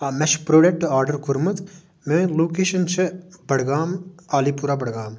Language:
Kashmiri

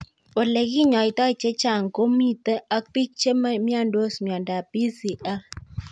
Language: Kalenjin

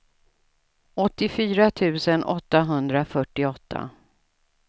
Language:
Swedish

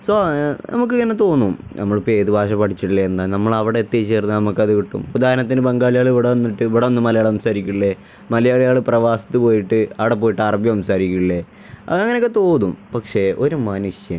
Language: Malayalam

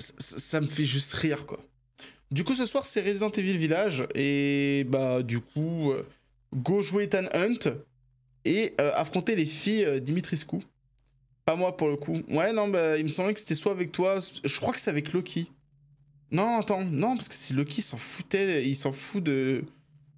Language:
French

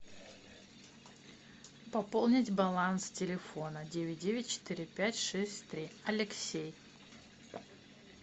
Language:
Russian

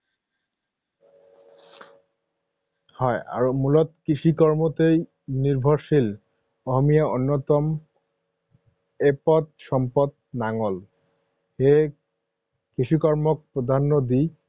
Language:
Assamese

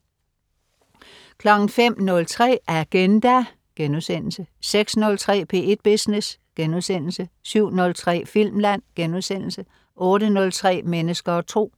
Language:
Danish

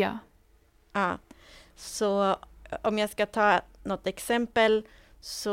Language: Swedish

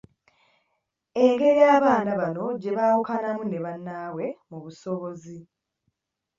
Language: Ganda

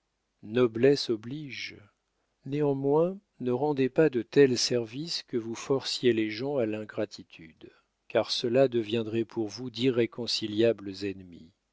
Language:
French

